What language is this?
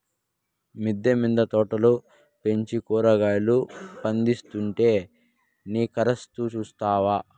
Telugu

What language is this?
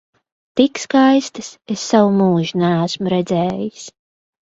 Latvian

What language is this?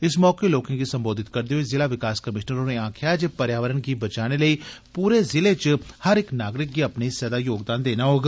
Dogri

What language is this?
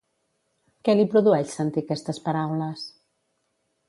Catalan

